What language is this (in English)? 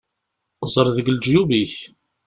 Kabyle